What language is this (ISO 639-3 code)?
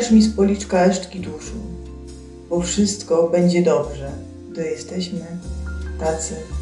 pol